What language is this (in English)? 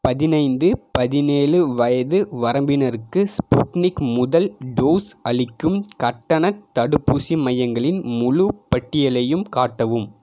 Tamil